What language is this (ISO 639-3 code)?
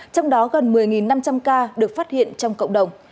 vie